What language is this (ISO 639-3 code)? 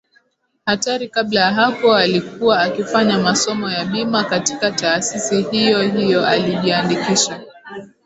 swa